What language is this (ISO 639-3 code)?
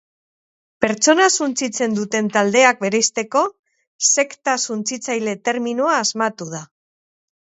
eus